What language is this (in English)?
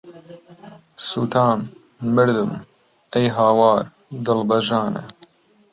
Central Kurdish